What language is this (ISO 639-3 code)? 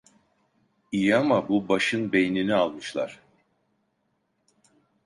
tur